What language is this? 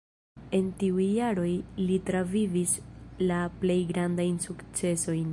Esperanto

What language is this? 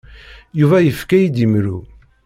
Kabyle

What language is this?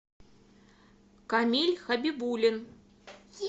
Russian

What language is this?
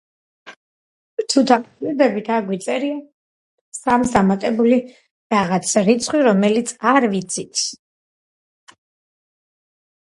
Georgian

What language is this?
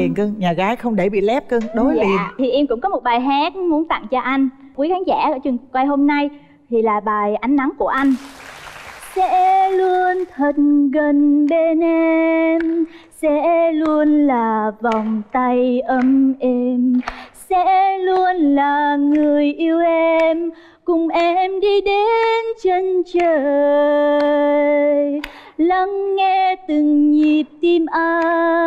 Vietnamese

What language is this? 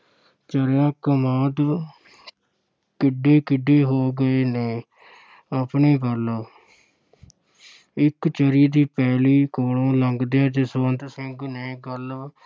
Punjabi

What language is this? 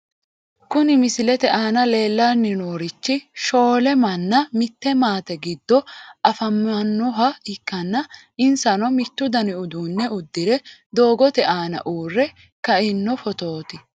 Sidamo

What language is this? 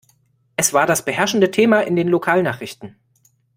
German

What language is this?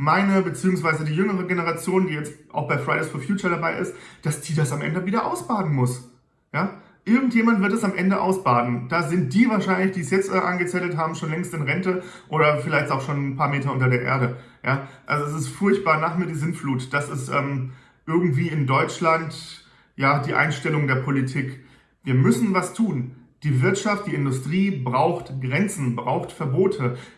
German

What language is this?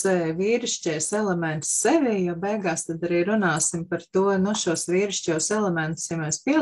Latvian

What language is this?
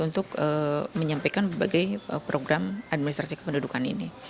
Indonesian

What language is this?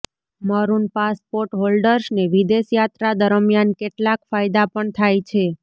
Gujarati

